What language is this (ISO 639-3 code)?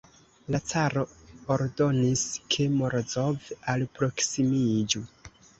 epo